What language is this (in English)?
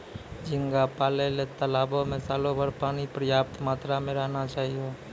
Maithili